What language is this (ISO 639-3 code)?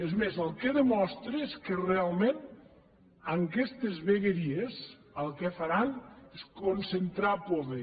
cat